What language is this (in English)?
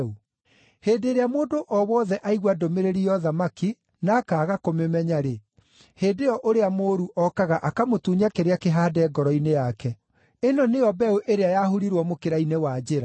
Kikuyu